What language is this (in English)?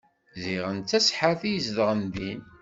Kabyle